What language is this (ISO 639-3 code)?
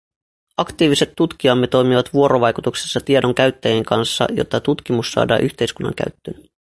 fin